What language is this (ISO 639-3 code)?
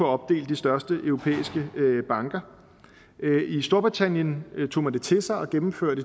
dan